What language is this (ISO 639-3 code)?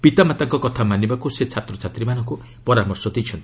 ori